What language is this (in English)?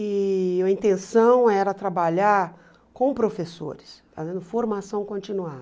Portuguese